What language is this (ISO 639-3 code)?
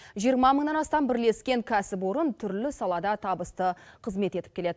kaz